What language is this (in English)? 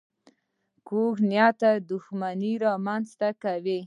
Pashto